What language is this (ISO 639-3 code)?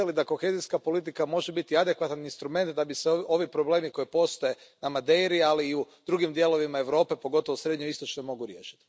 hrv